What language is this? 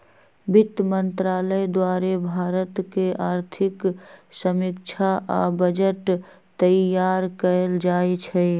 Magahi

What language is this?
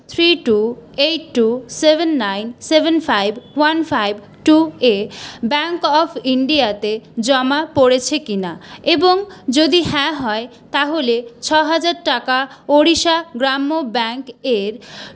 Bangla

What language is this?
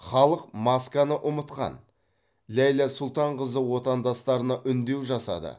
Kazakh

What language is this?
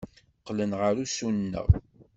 Kabyle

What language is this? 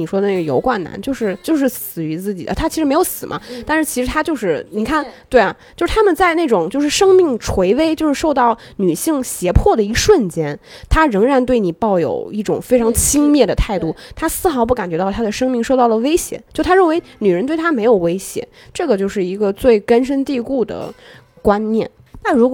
Chinese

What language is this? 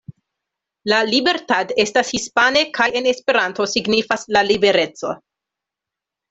Esperanto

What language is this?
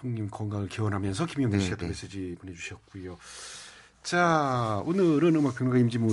Korean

